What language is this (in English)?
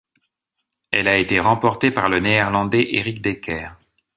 French